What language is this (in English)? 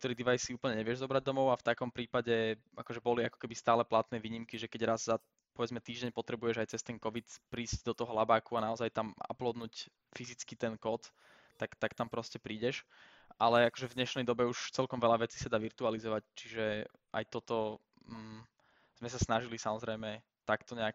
Slovak